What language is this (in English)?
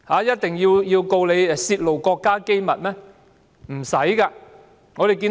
Cantonese